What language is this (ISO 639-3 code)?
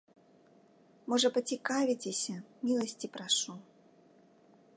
bel